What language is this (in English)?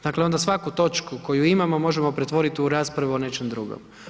Croatian